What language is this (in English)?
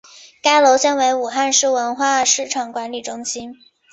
Chinese